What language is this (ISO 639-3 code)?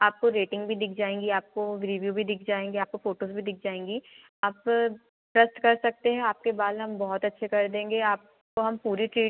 hin